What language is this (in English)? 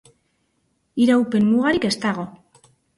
Basque